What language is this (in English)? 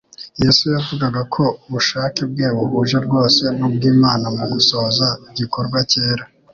Kinyarwanda